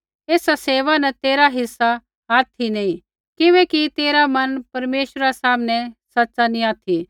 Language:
Kullu Pahari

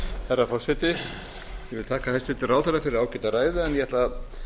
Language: Icelandic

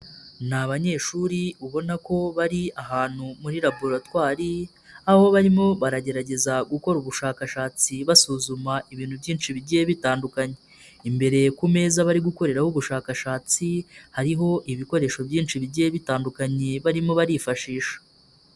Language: Kinyarwanda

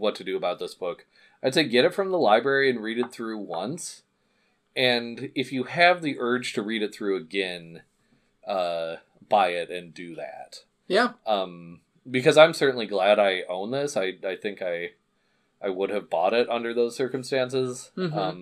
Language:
English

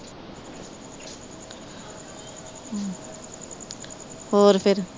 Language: Punjabi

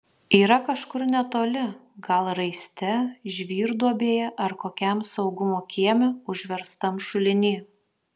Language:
Lithuanian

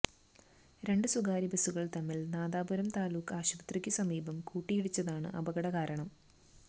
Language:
Malayalam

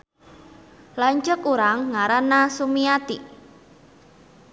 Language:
Sundanese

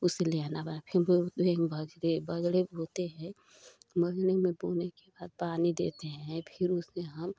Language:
Hindi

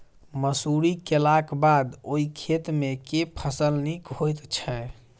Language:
Maithili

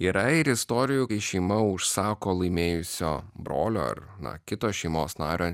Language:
Lithuanian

